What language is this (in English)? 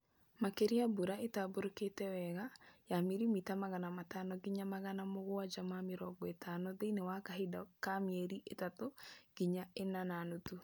Kikuyu